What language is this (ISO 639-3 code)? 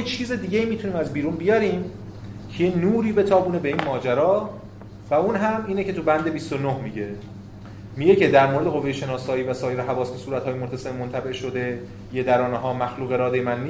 fas